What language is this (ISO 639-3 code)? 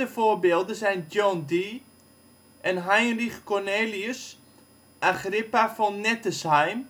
nld